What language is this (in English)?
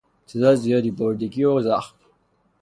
Persian